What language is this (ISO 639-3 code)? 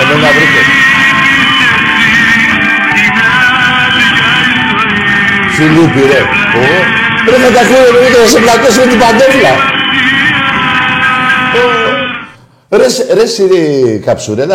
ell